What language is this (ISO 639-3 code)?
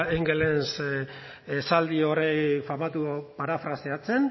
eus